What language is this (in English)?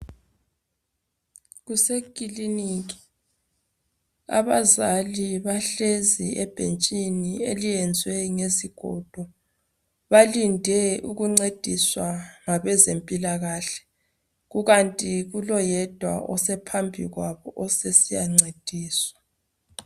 North Ndebele